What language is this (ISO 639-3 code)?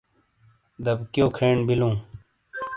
scl